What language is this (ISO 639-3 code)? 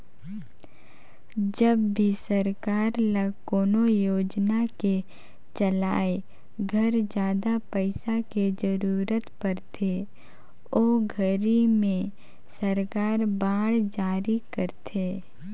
hne